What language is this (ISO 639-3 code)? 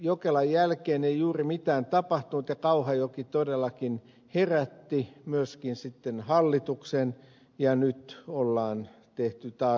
fin